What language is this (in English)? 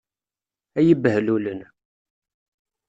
Kabyle